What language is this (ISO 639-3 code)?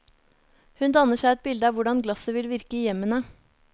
nor